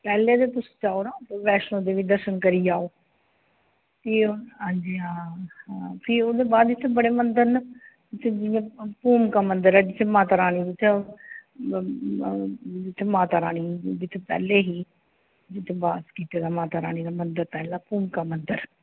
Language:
Dogri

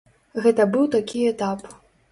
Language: Belarusian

